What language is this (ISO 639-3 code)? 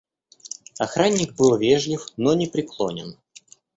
rus